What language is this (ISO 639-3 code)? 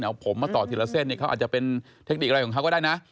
tha